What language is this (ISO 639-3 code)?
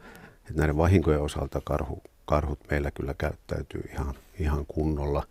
fin